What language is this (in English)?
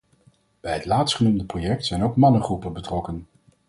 Dutch